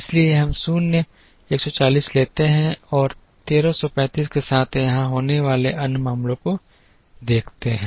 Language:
Hindi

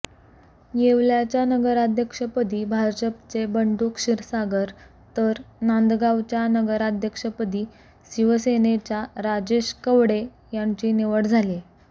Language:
Marathi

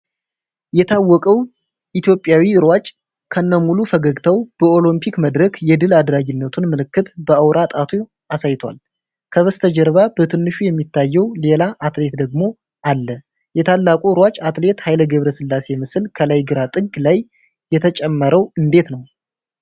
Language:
Amharic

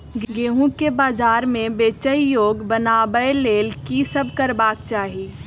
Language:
Maithili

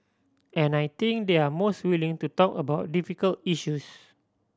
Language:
English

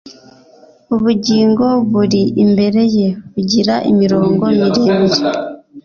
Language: Kinyarwanda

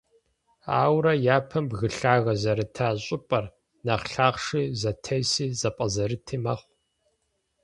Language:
Kabardian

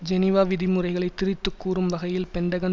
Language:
Tamil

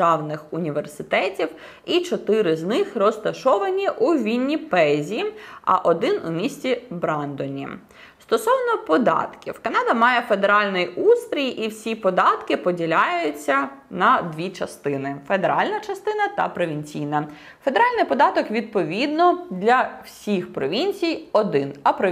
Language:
Ukrainian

